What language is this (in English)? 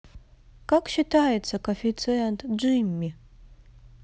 Russian